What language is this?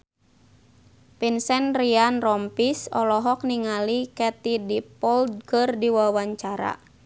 Sundanese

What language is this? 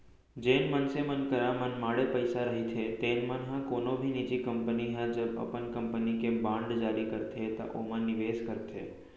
Chhattisgarhi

